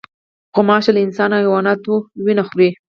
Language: Pashto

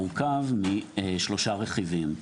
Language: Hebrew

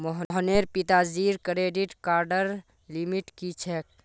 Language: Magahi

